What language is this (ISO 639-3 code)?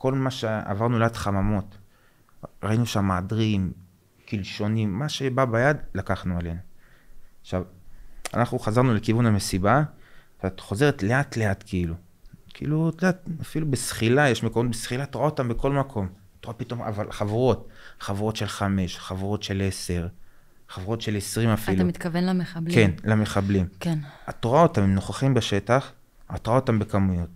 heb